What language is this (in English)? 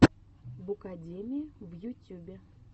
Russian